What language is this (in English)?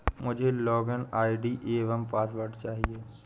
Hindi